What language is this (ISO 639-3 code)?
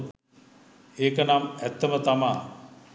sin